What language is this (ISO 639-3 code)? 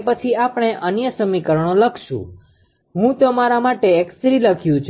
guj